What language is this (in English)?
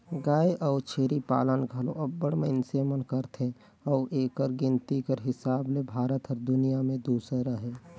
Chhattisgarhi